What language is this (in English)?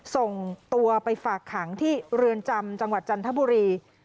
Thai